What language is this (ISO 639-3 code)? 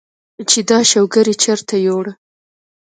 pus